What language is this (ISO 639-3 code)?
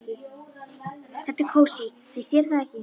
isl